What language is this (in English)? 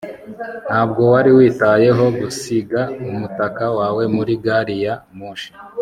Kinyarwanda